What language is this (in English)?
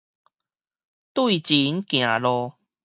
Min Nan Chinese